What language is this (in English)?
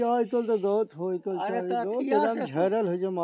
Maithili